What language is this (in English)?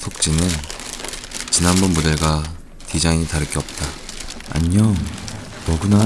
Korean